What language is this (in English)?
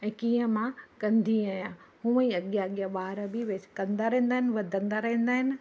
Sindhi